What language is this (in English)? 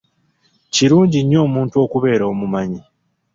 Ganda